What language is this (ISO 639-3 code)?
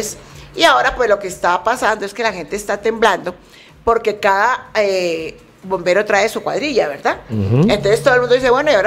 spa